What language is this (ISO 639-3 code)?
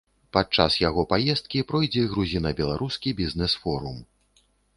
bel